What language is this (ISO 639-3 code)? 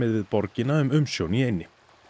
isl